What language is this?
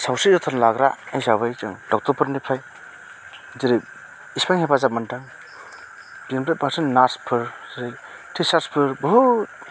Bodo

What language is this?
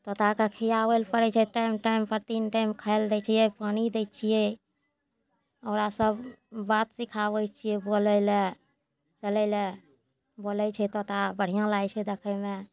Maithili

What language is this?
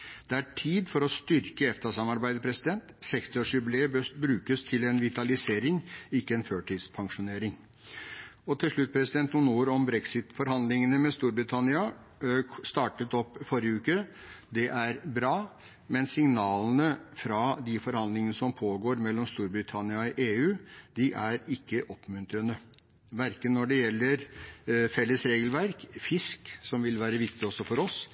Norwegian Bokmål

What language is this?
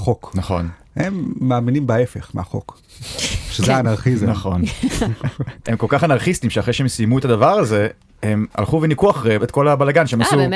Hebrew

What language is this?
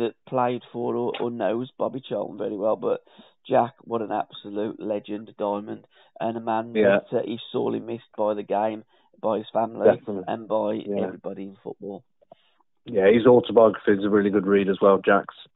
English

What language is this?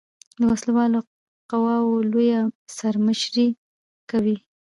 Pashto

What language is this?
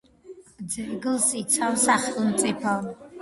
Georgian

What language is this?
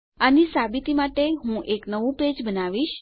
Gujarati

